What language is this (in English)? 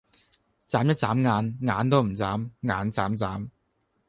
Cantonese